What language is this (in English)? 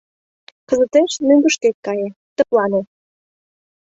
Mari